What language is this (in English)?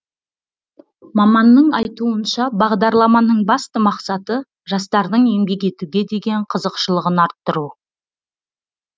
Kazakh